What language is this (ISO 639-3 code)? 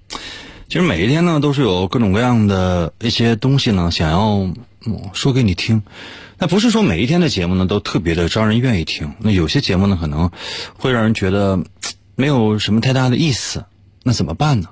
zho